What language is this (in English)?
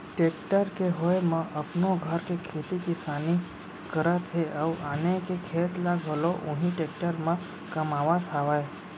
Chhattisgarhi